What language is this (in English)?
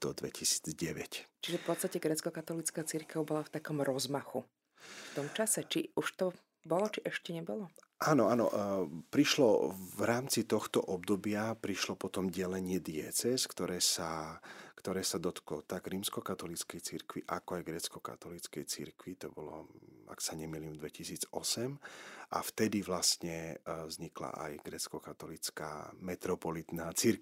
Slovak